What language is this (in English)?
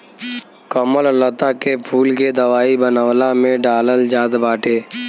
Bhojpuri